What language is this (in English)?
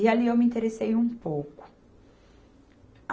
Portuguese